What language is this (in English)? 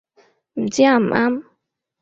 Cantonese